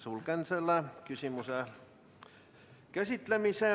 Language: Estonian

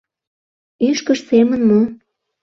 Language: Mari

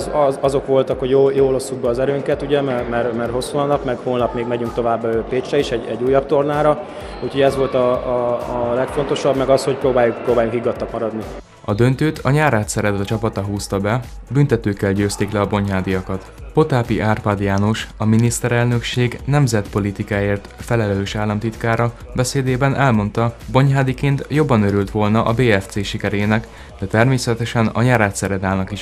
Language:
Hungarian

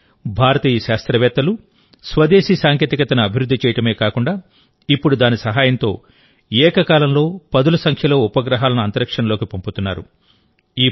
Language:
Telugu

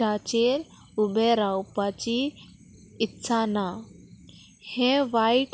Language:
Konkani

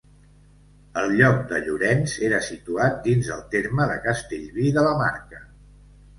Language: Catalan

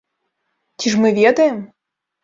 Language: Belarusian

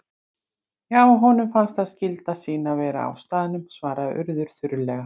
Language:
Icelandic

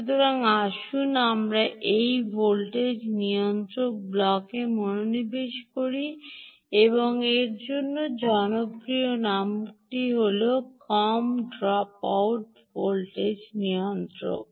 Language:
Bangla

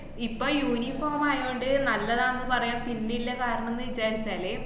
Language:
Malayalam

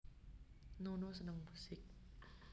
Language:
Javanese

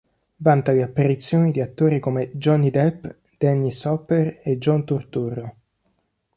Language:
Italian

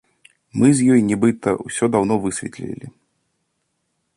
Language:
Belarusian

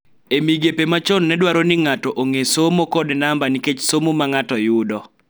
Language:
Luo (Kenya and Tanzania)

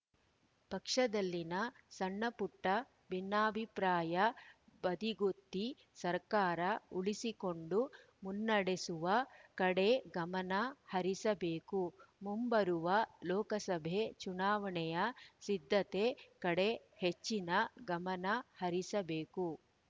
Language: Kannada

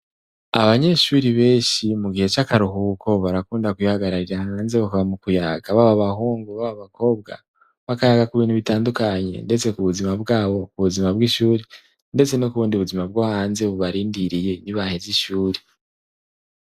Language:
Rundi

